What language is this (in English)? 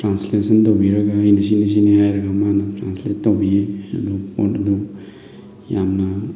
Manipuri